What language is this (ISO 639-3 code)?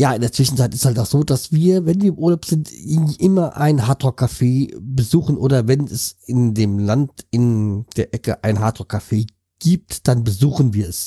deu